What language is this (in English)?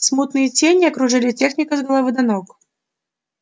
Russian